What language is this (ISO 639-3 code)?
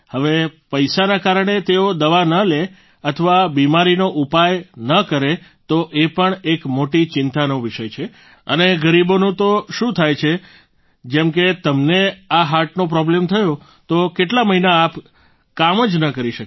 guj